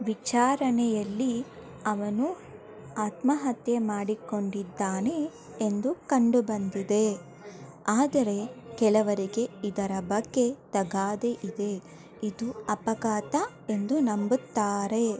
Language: Kannada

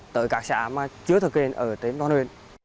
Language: Vietnamese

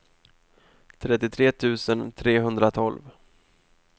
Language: Swedish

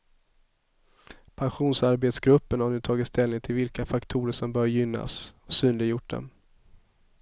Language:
Swedish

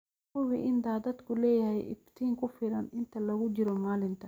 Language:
Somali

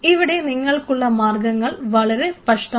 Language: Malayalam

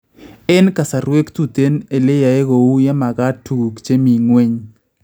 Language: Kalenjin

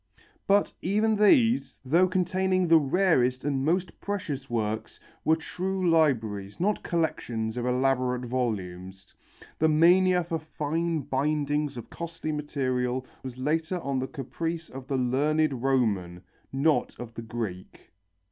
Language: English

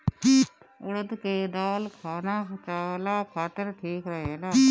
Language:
Bhojpuri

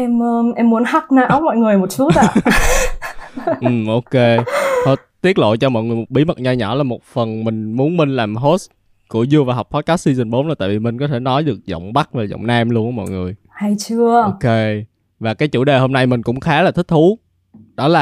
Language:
Vietnamese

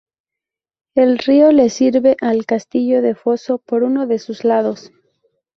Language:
Spanish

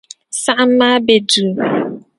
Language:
Dagbani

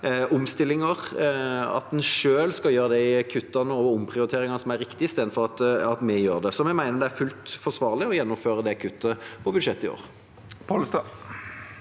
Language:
Norwegian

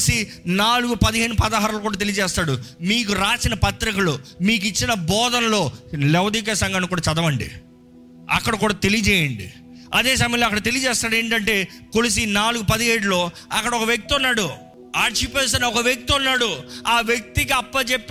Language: Telugu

